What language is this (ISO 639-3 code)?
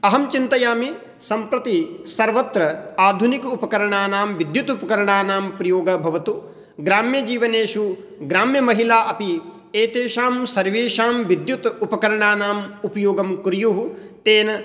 san